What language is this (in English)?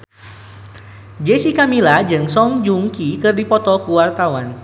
Sundanese